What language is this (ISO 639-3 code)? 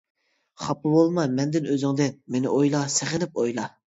uig